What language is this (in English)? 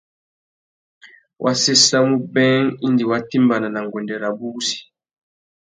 Tuki